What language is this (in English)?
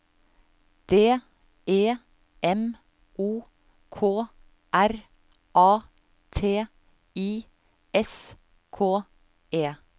Norwegian